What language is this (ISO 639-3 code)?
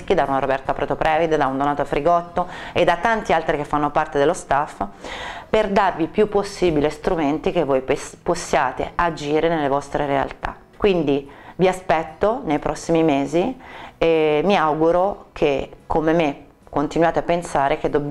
ita